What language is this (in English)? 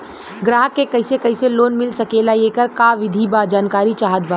Bhojpuri